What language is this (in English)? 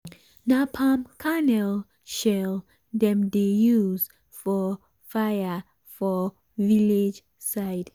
Nigerian Pidgin